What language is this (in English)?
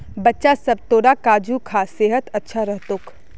Magahi